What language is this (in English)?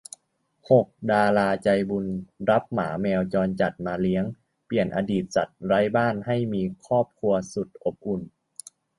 Thai